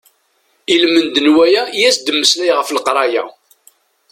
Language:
Kabyle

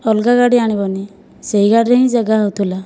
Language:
Odia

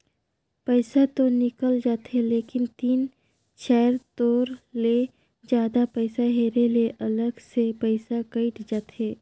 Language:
Chhattisgarhi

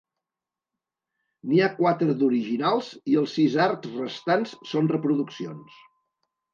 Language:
Catalan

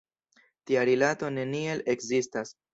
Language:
Esperanto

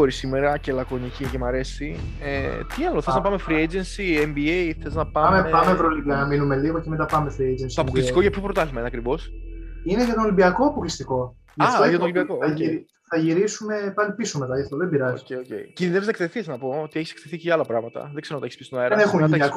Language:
Greek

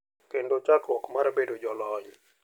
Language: Luo (Kenya and Tanzania)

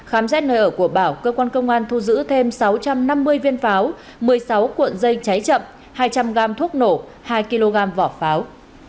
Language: Vietnamese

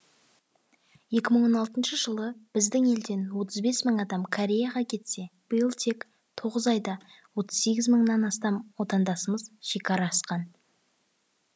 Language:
Kazakh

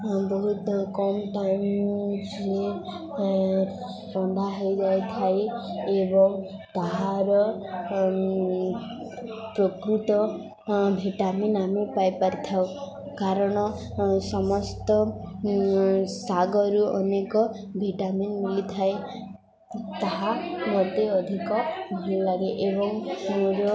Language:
Odia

